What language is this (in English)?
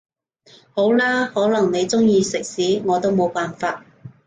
Cantonese